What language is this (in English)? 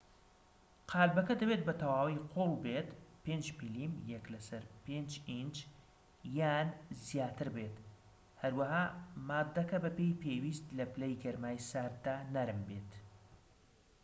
Central Kurdish